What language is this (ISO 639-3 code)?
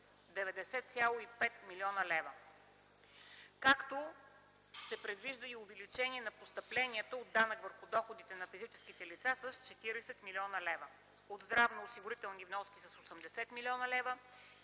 bul